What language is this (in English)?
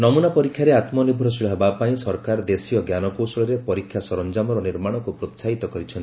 Odia